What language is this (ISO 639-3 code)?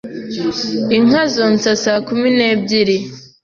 kin